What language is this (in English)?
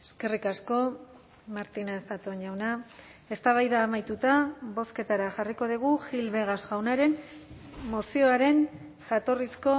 Basque